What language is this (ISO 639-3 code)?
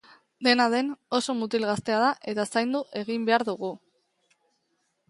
eus